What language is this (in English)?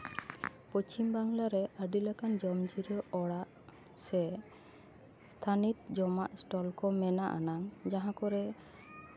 Santali